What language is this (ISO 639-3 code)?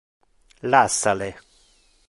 ina